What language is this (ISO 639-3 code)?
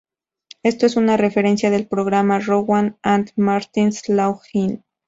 spa